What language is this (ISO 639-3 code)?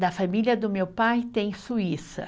por